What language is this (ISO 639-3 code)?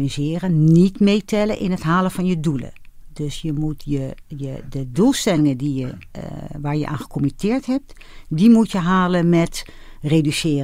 nld